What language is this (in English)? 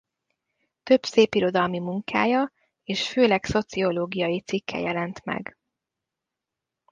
Hungarian